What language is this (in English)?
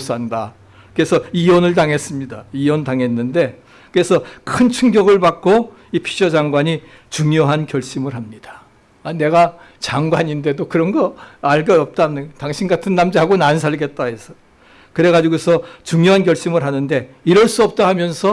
Korean